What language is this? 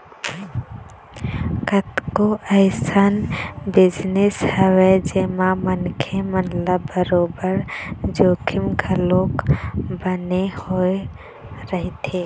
Chhattisgarhi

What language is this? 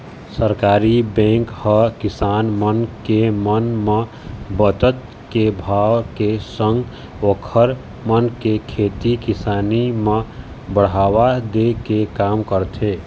Chhattisgarhi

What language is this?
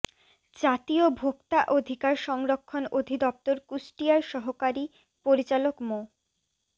Bangla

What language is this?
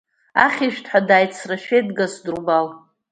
Abkhazian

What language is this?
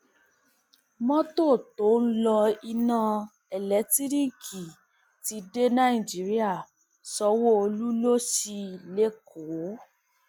Yoruba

